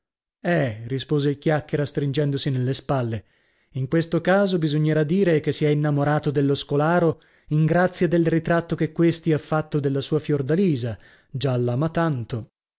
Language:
Italian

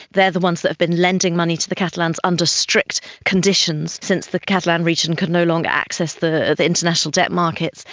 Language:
English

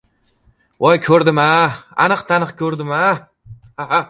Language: Uzbek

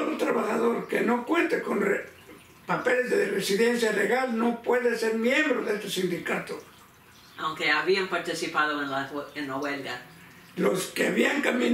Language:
Spanish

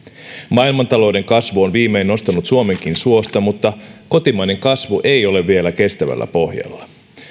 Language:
Finnish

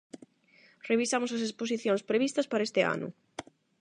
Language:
Galician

